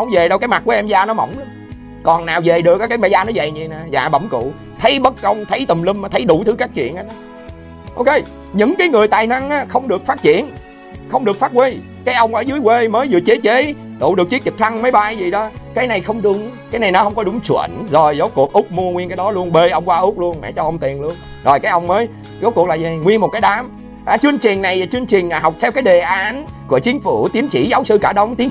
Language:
Vietnamese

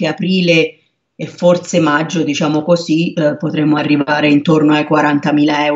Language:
Italian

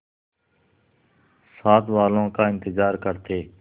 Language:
Hindi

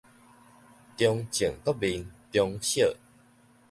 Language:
Min Nan Chinese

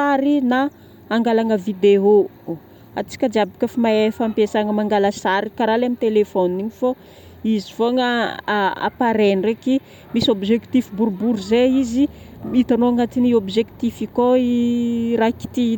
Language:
Northern Betsimisaraka Malagasy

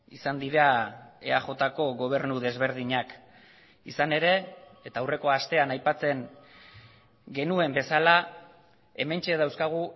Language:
Basque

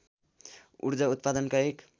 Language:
Nepali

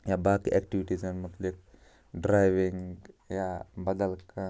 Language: Kashmiri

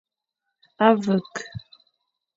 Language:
Fang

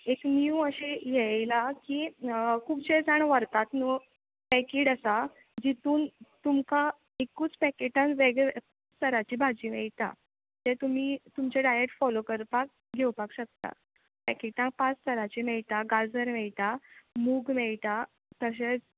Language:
Konkani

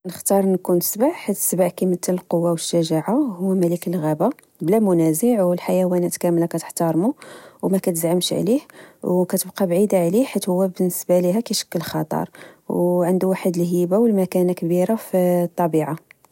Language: Moroccan Arabic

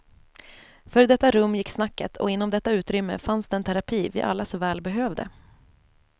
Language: Swedish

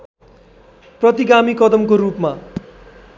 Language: Nepali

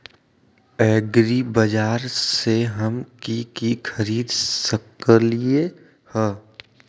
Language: Magahi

